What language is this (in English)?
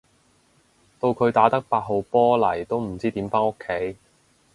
Cantonese